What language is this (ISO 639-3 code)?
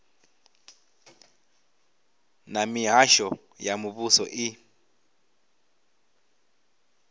ven